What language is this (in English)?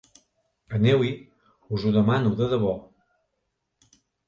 Catalan